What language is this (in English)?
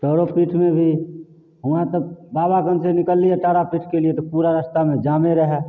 Maithili